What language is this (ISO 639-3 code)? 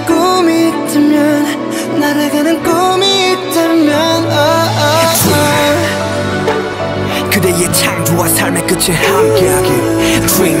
eng